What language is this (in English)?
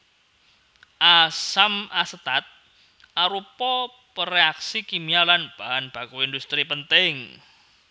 Javanese